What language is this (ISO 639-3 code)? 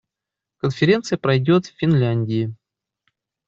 rus